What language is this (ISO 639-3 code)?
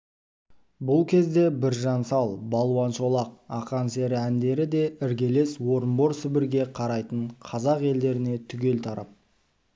kaz